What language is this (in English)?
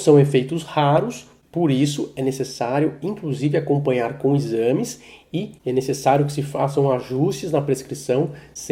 Portuguese